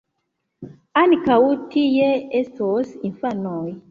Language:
Esperanto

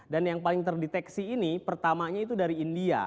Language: Indonesian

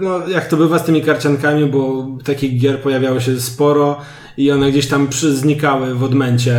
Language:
Polish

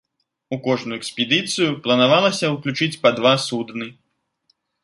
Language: Belarusian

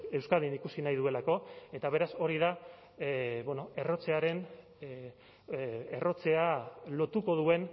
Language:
Basque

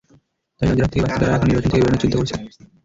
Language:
Bangla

